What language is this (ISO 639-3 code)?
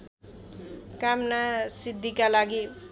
nep